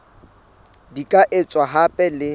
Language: Southern Sotho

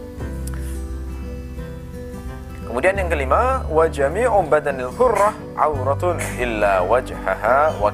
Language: Indonesian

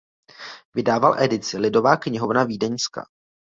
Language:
Czech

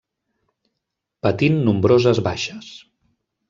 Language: Catalan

